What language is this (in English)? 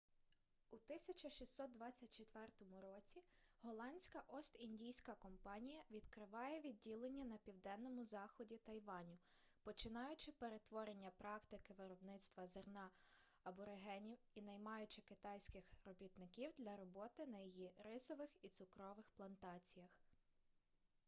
Ukrainian